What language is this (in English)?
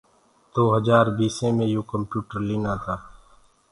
Gurgula